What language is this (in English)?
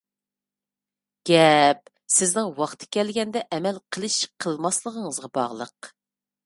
Uyghur